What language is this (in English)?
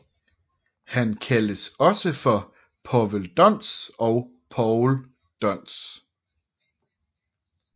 Danish